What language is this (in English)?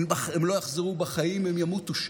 Hebrew